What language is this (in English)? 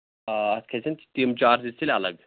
Kashmiri